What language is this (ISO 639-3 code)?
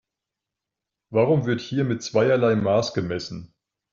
deu